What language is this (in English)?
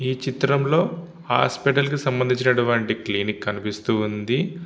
Telugu